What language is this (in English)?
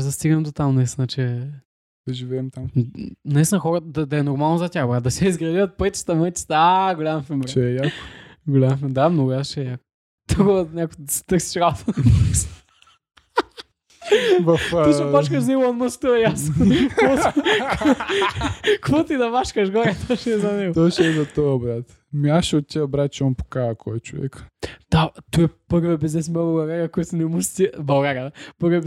Bulgarian